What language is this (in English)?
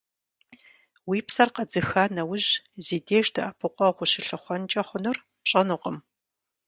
Kabardian